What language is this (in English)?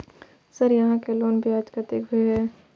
Maithili